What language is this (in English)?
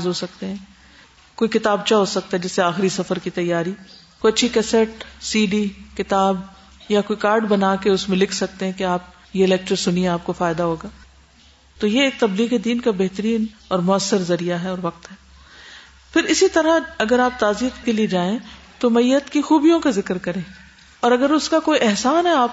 Urdu